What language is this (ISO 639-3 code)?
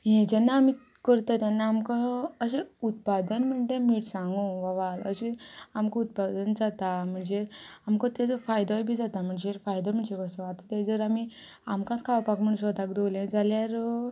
kok